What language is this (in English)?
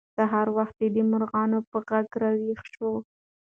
Pashto